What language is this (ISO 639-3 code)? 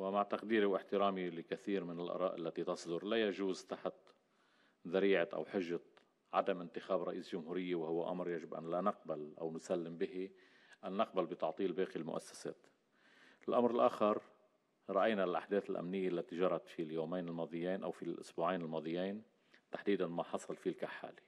ara